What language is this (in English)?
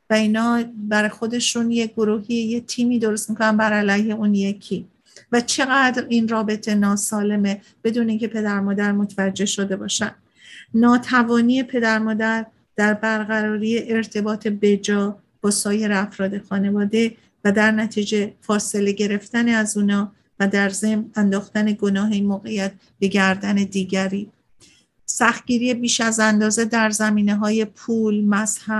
Persian